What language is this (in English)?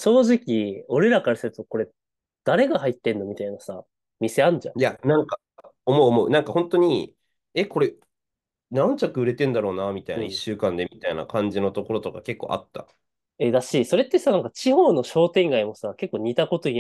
Japanese